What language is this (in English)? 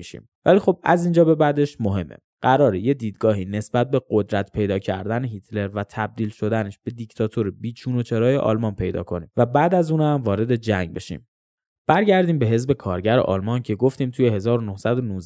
Persian